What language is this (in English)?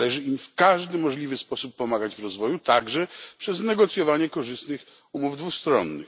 Polish